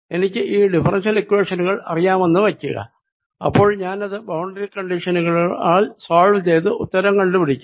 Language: Malayalam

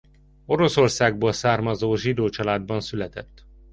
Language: Hungarian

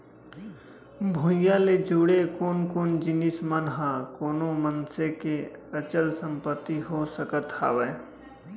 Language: Chhattisgarhi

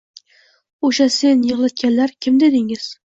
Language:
Uzbek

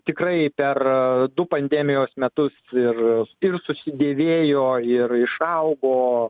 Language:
Lithuanian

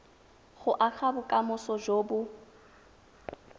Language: Tswana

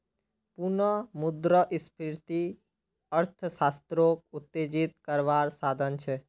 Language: Magahi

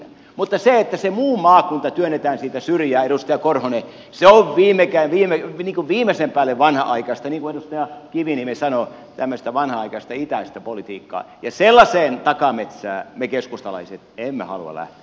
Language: Finnish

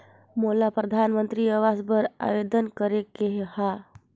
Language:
Chhattisgarhi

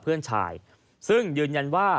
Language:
Thai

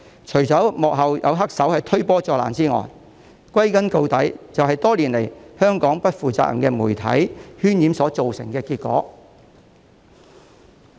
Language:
Cantonese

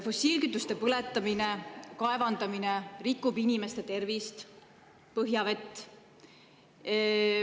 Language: Estonian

